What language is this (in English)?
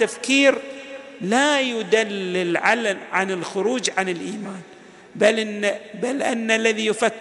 Arabic